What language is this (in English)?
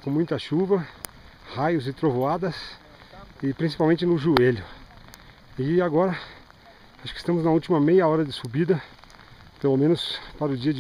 Portuguese